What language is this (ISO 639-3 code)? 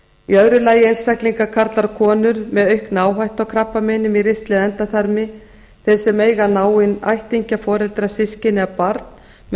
isl